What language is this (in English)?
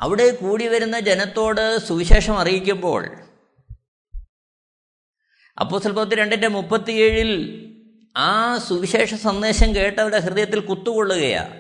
Malayalam